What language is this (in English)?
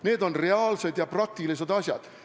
Estonian